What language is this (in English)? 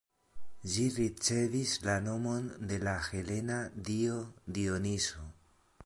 Esperanto